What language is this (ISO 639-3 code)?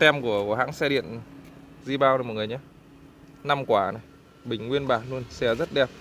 vie